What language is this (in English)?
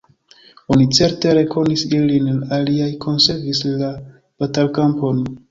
Esperanto